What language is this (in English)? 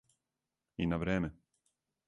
Serbian